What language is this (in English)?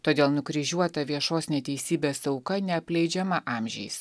Lithuanian